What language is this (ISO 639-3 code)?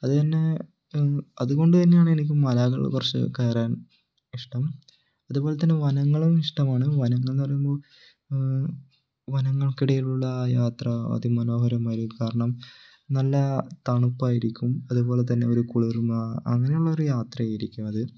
mal